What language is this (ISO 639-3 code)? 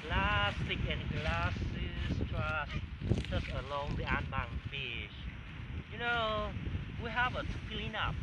eng